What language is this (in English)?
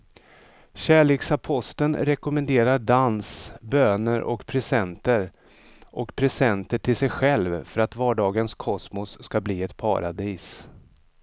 Swedish